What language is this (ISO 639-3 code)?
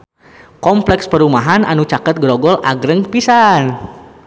sun